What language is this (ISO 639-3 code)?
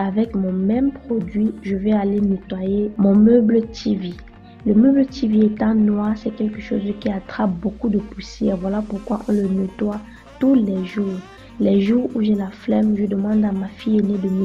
fra